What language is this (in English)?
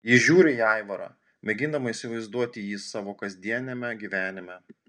Lithuanian